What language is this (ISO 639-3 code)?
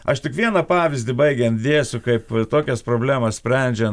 lit